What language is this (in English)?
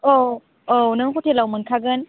Bodo